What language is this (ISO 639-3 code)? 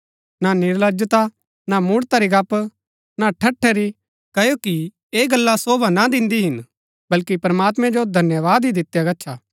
gbk